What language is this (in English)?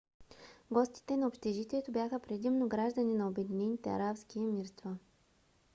Bulgarian